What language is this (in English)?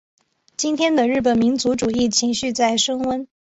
Chinese